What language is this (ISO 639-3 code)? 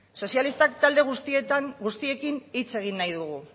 eus